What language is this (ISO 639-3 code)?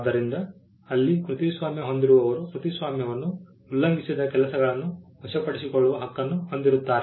kan